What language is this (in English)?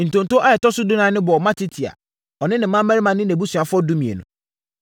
Akan